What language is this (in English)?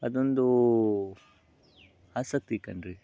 Kannada